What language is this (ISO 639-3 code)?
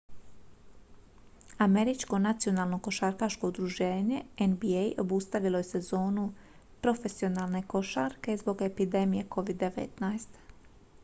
hrv